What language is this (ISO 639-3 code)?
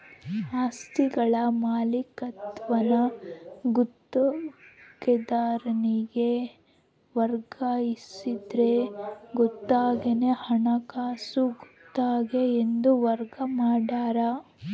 kan